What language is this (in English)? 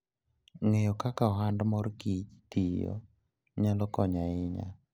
Luo (Kenya and Tanzania)